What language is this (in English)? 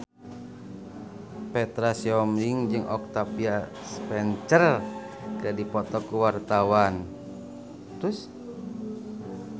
Sundanese